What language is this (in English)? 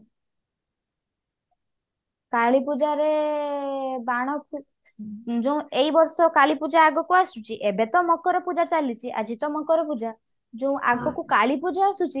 Odia